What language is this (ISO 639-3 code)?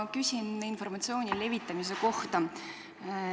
est